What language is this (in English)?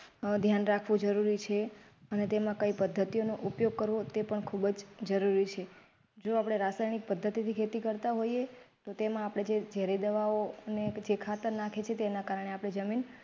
Gujarati